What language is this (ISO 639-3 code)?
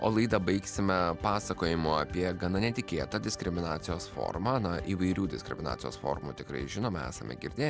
lit